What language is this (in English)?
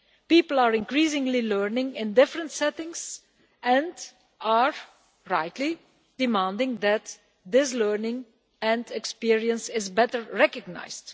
English